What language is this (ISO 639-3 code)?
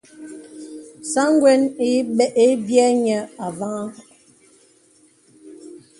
beb